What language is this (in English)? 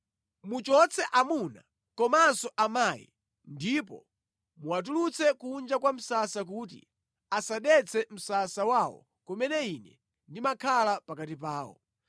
Nyanja